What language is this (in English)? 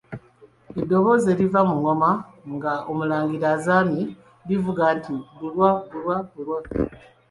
Ganda